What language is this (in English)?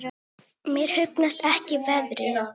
Icelandic